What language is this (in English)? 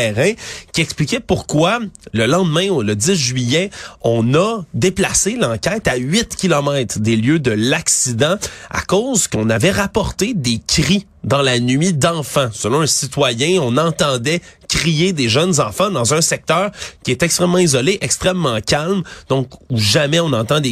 French